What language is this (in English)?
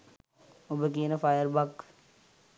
Sinhala